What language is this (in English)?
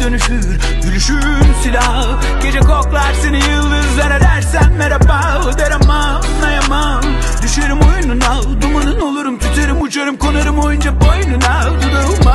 Turkish